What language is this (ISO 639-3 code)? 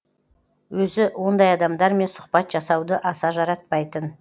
kaz